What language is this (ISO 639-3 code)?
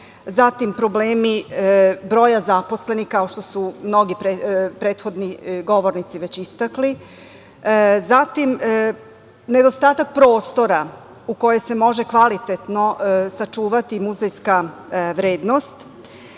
srp